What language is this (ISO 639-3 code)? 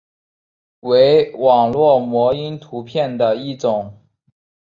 zho